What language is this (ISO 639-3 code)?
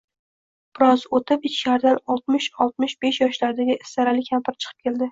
uzb